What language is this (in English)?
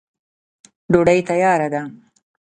Pashto